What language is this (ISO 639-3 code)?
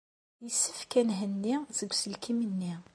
kab